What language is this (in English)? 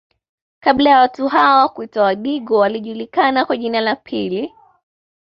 Swahili